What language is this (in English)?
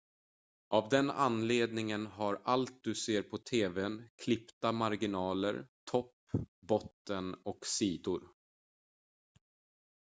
Swedish